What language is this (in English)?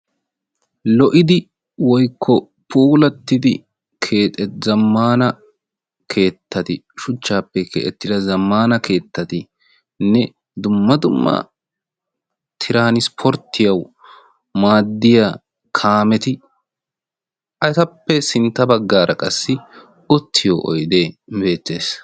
Wolaytta